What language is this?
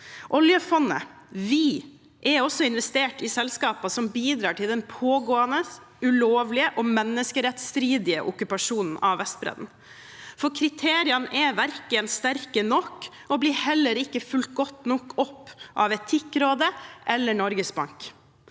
Norwegian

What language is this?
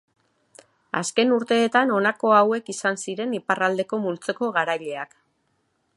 Basque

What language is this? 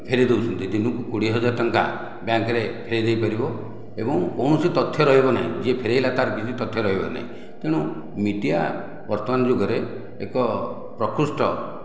Odia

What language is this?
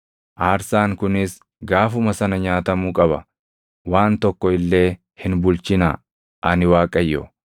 Oromo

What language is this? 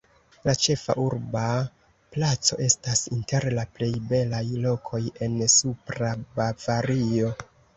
Esperanto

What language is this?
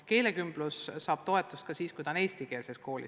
Estonian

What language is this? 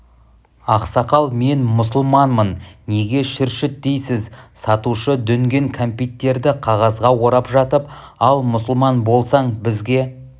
Kazakh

